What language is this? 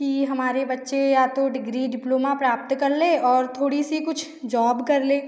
Hindi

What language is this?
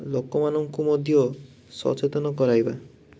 Odia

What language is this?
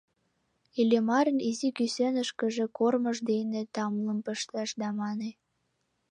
Mari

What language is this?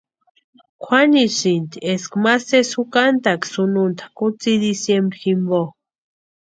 Western Highland Purepecha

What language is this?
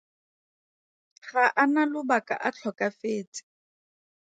Tswana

